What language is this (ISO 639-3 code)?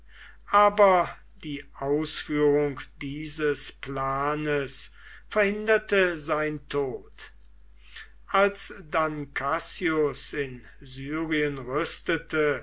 deu